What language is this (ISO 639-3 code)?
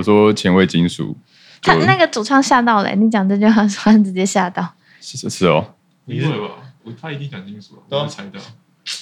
zho